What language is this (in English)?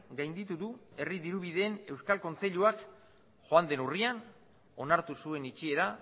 Basque